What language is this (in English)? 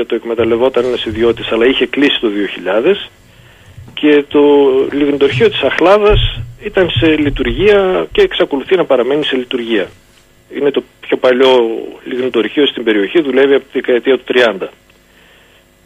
Greek